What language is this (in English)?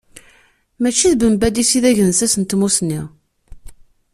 Kabyle